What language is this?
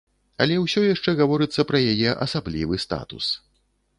Belarusian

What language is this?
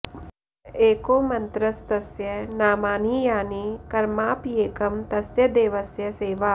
Sanskrit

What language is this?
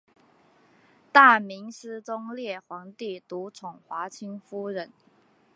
Chinese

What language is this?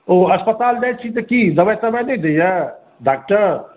Maithili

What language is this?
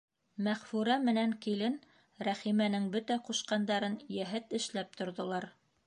Bashkir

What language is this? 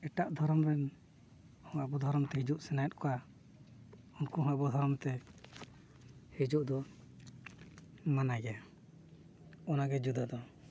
Santali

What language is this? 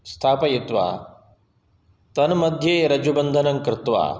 Sanskrit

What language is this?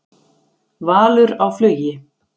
Icelandic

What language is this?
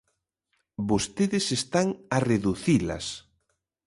Galician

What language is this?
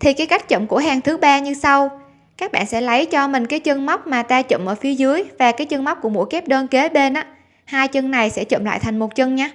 Vietnamese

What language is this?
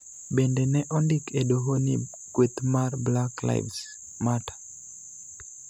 Luo (Kenya and Tanzania)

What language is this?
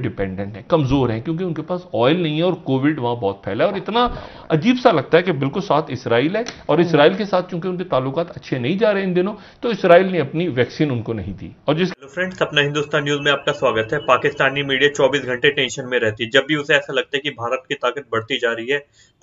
Hindi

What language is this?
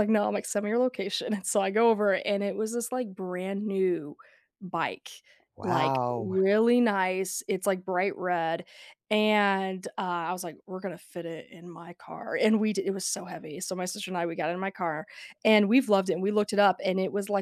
English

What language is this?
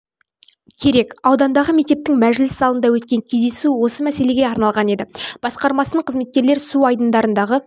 Kazakh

